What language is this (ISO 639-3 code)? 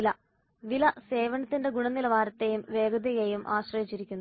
mal